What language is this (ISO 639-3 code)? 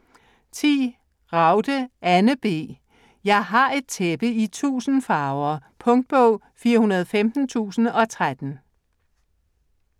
dan